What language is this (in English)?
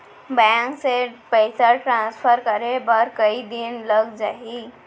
Chhattisgarhi